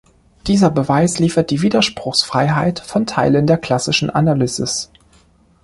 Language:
German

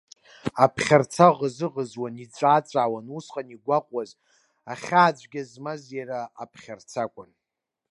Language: Abkhazian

